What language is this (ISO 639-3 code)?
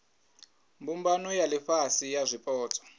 ven